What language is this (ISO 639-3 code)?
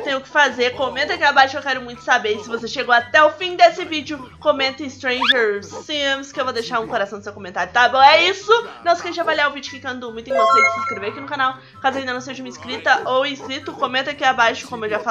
por